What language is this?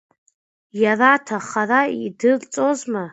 Abkhazian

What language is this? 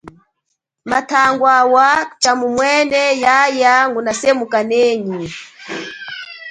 Chokwe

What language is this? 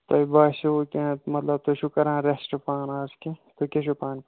Kashmiri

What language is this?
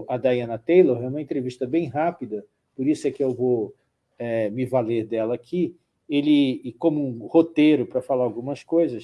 Portuguese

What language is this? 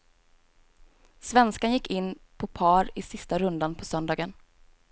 Swedish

